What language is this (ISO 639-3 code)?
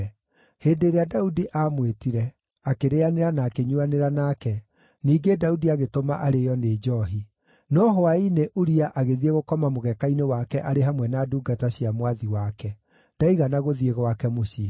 kik